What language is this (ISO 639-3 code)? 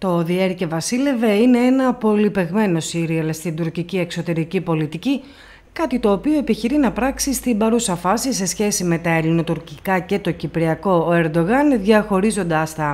ell